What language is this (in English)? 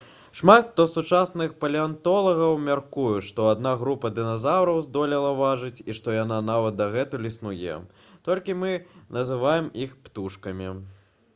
Belarusian